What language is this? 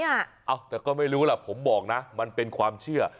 Thai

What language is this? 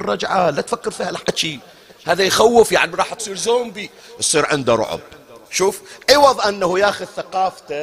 Arabic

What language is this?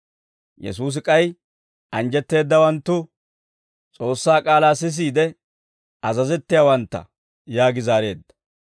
Dawro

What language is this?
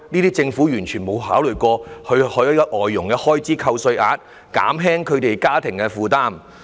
Cantonese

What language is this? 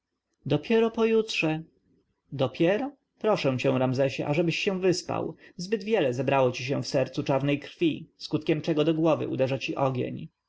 Polish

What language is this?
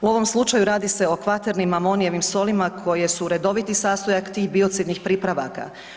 Croatian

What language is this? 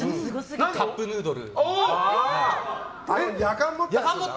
Japanese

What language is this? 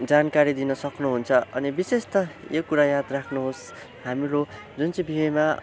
Nepali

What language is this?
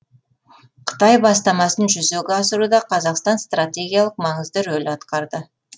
Kazakh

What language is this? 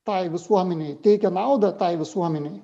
Lithuanian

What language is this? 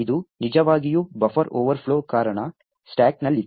Kannada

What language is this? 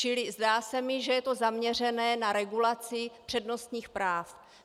Czech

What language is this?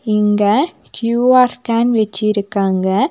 Tamil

